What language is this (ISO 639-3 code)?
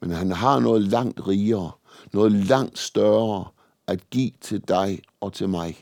dan